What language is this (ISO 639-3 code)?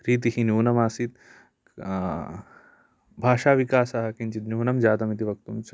san